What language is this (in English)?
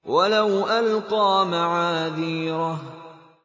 Arabic